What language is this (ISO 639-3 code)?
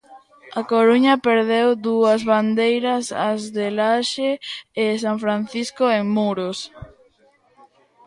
glg